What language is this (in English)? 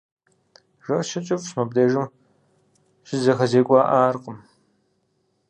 Kabardian